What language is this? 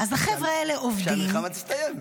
Hebrew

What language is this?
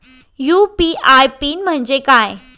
Marathi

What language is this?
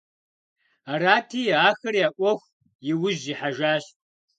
Kabardian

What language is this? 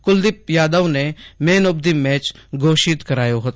Gujarati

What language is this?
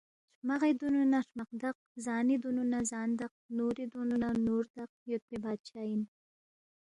Balti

